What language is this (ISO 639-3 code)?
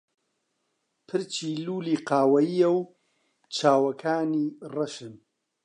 ckb